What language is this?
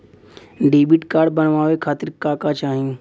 Bhojpuri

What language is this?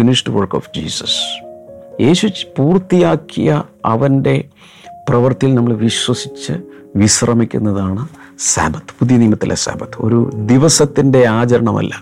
Malayalam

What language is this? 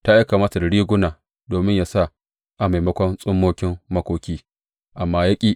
Hausa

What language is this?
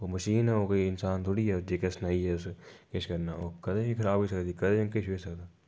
Dogri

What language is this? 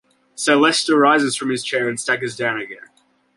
English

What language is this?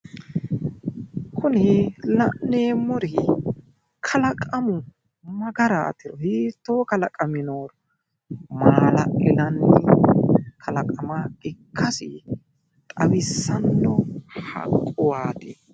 Sidamo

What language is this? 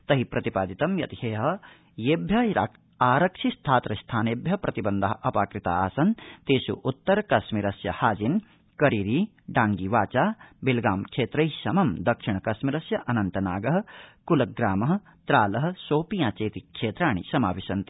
Sanskrit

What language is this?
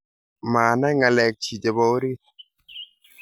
Kalenjin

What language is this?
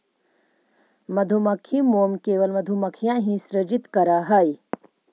Magahi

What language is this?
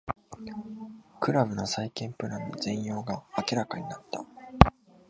Japanese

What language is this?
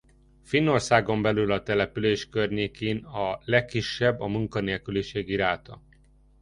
Hungarian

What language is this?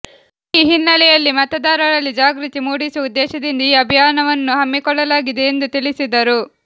Kannada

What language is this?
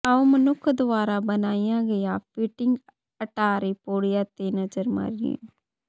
Punjabi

